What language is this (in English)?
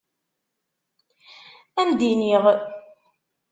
Kabyle